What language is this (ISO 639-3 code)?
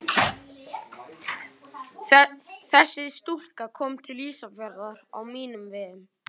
isl